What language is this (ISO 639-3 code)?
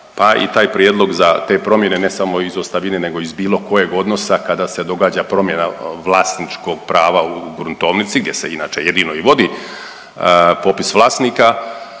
hrv